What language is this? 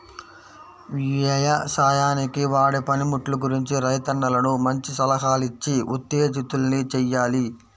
Telugu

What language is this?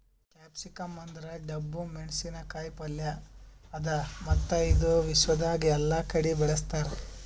Kannada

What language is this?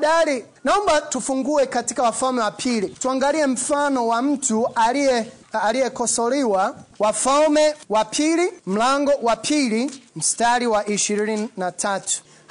Swahili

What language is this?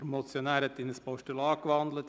Swiss German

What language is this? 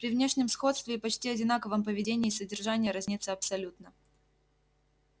Russian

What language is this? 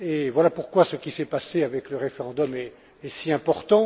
French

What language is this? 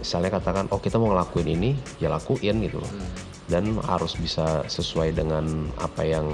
Indonesian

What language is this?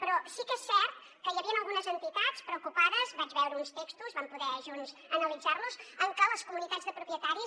Catalan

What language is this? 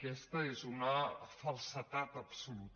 Catalan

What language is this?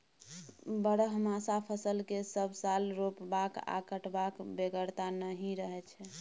Maithili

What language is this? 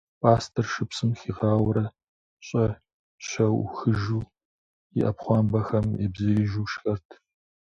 Kabardian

